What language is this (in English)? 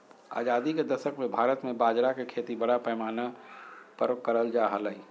Magahi